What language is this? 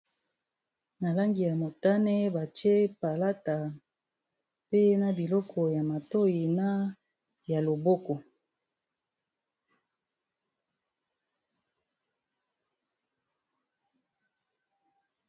Lingala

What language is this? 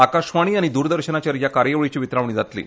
Konkani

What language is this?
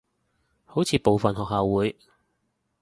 Cantonese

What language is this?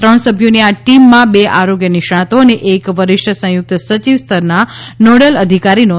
Gujarati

